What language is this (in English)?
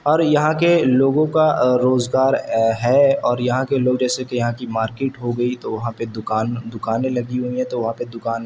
Urdu